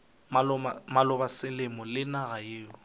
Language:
Northern Sotho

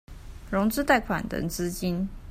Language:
Chinese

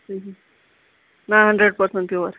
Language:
Kashmiri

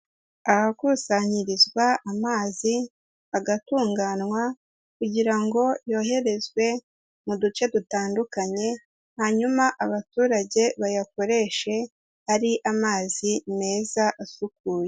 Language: Kinyarwanda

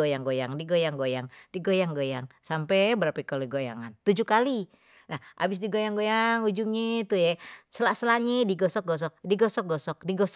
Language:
Betawi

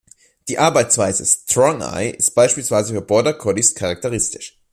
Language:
German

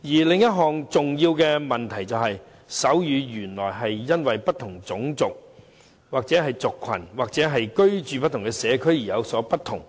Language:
Cantonese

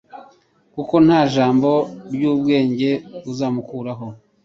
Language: Kinyarwanda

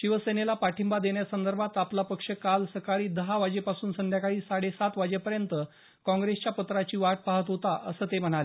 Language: Marathi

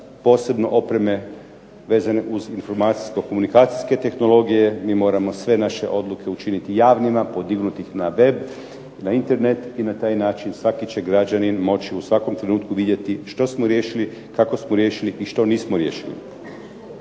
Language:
Croatian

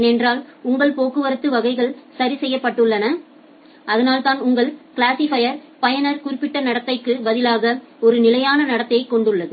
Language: Tamil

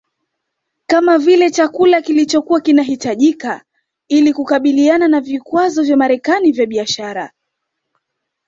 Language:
Swahili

